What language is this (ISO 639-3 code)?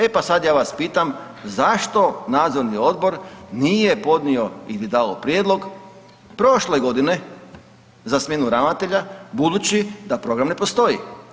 hrv